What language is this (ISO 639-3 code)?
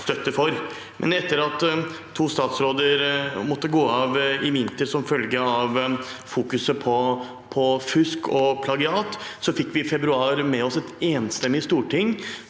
nor